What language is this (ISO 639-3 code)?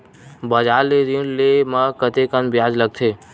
hne